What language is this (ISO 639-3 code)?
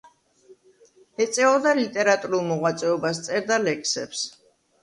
kat